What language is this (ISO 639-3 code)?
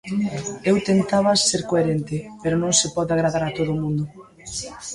glg